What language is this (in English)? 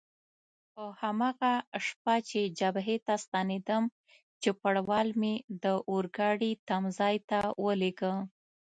Pashto